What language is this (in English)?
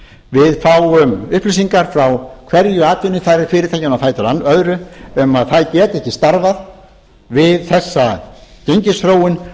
Icelandic